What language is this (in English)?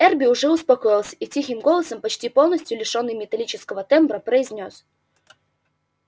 Russian